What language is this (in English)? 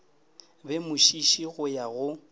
Northern Sotho